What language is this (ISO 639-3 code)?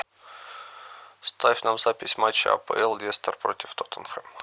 rus